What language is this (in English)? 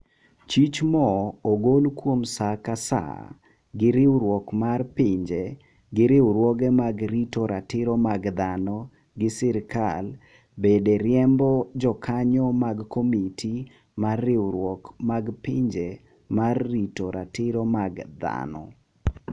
Luo (Kenya and Tanzania)